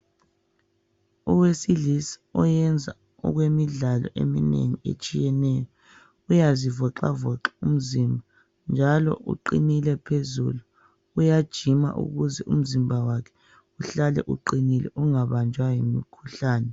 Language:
North Ndebele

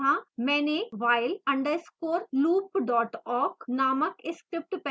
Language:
Hindi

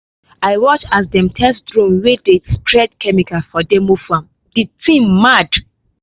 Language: Nigerian Pidgin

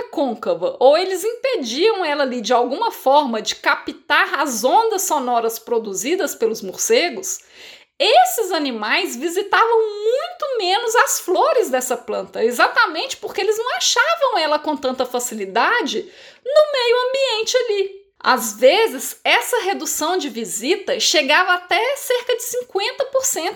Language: Portuguese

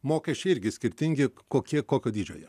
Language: Lithuanian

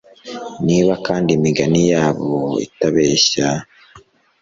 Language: Kinyarwanda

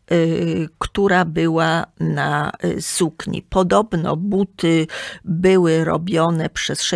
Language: Polish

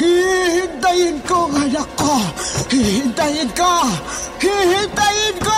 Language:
Filipino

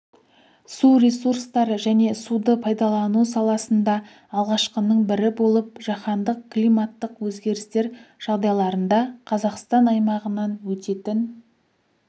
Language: Kazakh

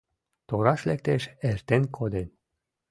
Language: Mari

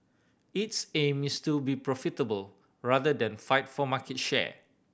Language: English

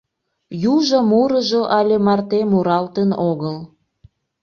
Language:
Mari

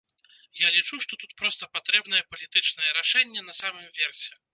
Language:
Belarusian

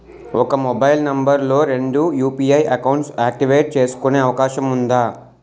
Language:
Telugu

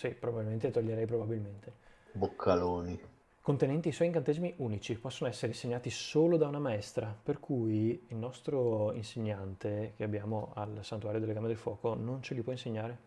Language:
Italian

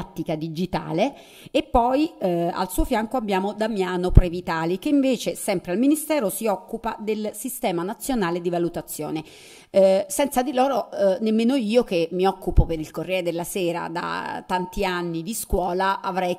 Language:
Italian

